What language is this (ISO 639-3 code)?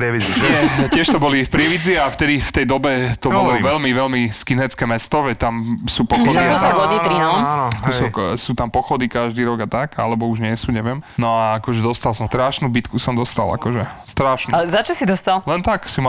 slk